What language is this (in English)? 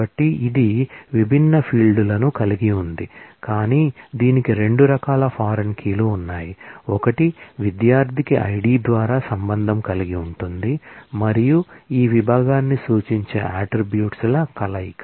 Telugu